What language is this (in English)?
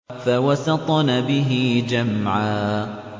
Arabic